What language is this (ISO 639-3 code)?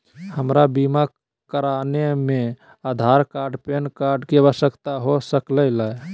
mag